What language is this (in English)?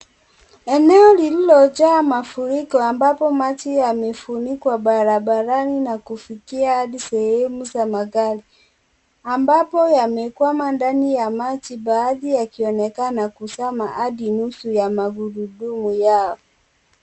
Swahili